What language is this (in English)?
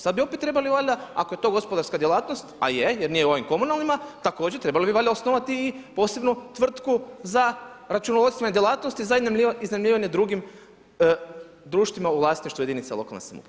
Croatian